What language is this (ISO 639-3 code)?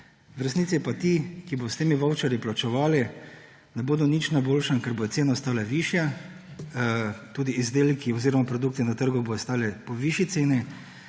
slv